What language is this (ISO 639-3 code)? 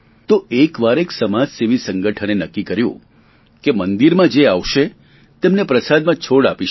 guj